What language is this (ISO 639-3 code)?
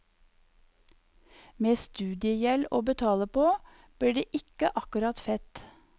nor